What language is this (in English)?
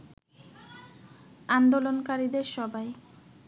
Bangla